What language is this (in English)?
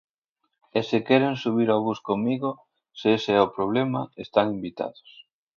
Galician